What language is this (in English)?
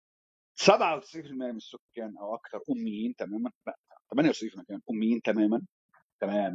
Arabic